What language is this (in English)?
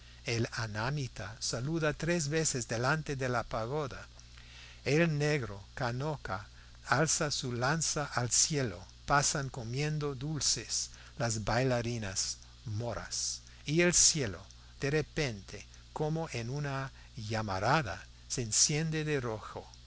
Spanish